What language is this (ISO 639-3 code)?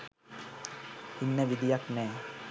sin